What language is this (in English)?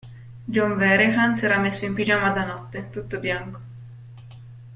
Italian